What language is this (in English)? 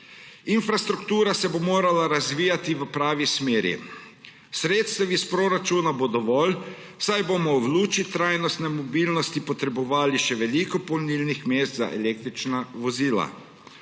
Slovenian